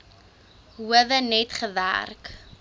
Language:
Afrikaans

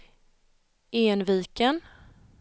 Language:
Swedish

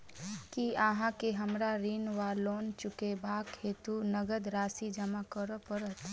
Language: Maithili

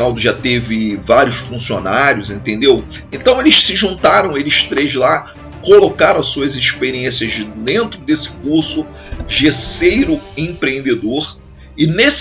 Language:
Portuguese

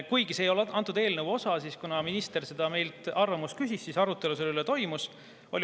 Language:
Estonian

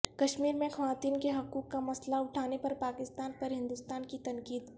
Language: Urdu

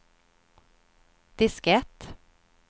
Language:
Swedish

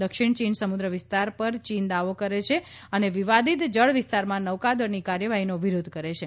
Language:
Gujarati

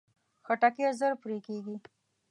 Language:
Pashto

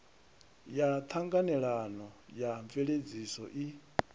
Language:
Venda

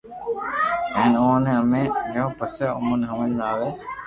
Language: Loarki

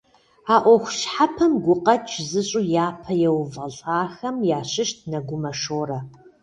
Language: Kabardian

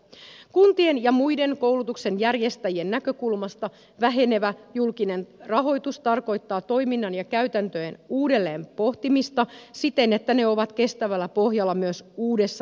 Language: Finnish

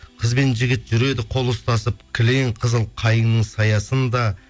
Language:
Kazakh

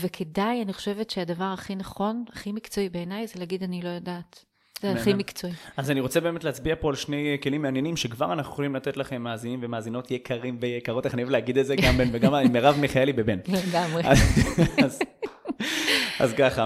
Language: Hebrew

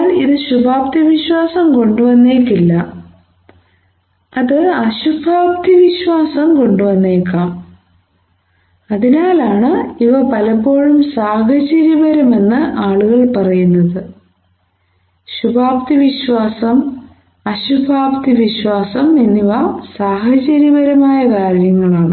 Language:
Malayalam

